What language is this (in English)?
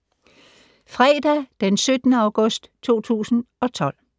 Danish